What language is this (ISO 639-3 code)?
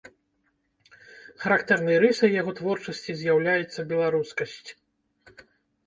bel